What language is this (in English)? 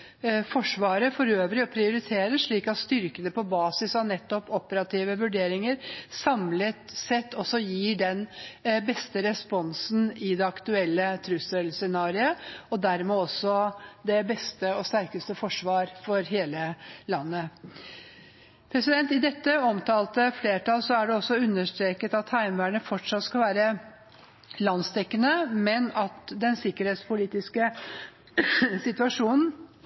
Norwegian Bokmål